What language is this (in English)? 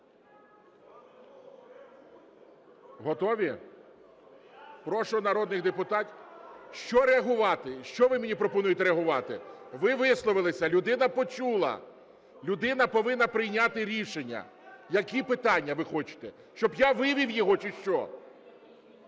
Ukrainian